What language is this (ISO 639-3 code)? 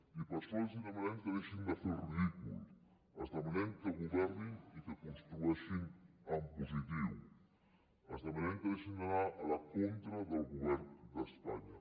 cat